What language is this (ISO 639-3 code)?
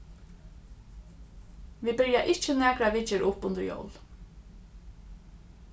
fao